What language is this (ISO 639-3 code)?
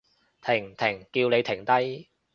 yue